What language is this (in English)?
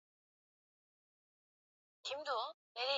Swahili